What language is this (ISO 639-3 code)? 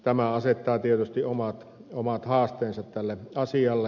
fin